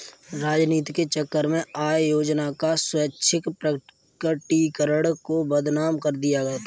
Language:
Hindi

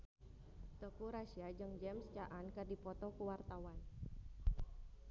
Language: Sundanese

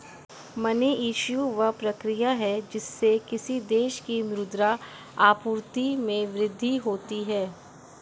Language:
Hindi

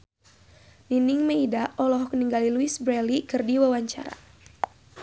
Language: Sundanese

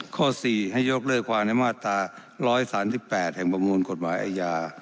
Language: Thai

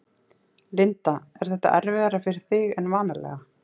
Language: Icelandic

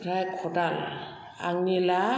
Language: Bodo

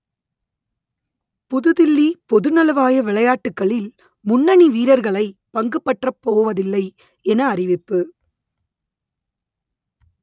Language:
Tamil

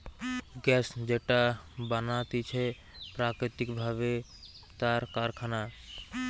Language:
Bangla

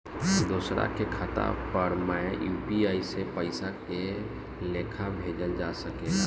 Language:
Bhojpuri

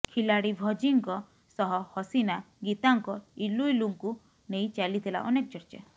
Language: Odia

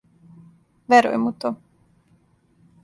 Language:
Serbian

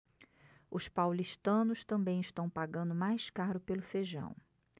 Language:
Portuguese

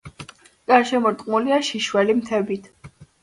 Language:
Georgian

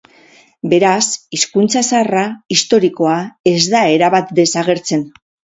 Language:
Basque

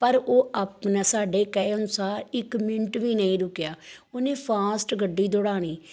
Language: Punjabi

